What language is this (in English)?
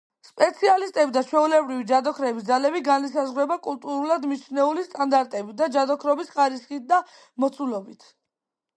Georgian